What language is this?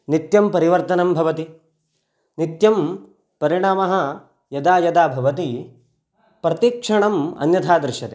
Sanskrit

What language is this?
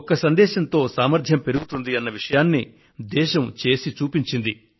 Telugu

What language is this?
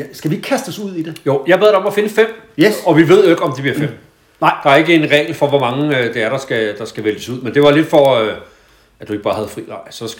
Danish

